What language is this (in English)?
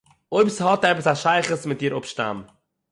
Yiddish